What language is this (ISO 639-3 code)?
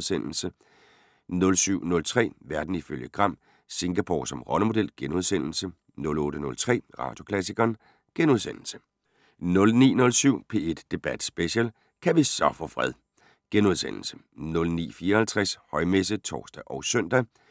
dan